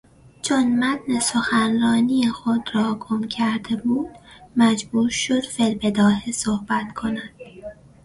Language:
Persian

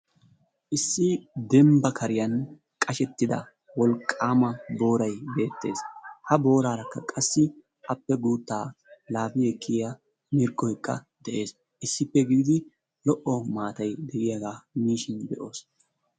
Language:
Wolaytta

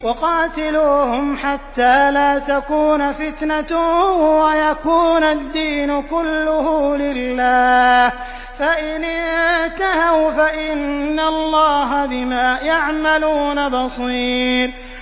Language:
Arabic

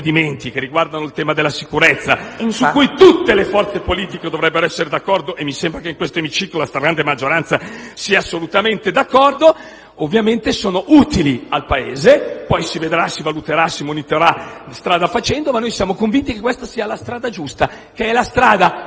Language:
Italian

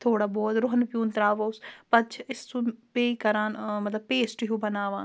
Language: Kashmiri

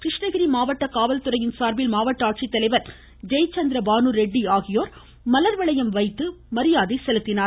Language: Tamil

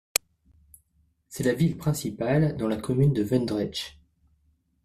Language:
French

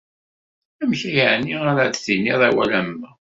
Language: Kabyle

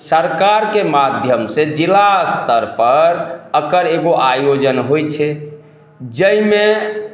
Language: Maithili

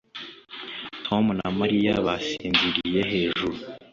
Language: Kinyarwanda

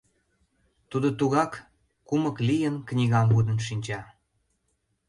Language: Mari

